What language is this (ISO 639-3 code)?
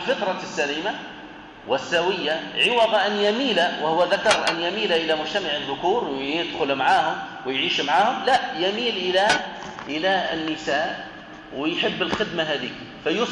ara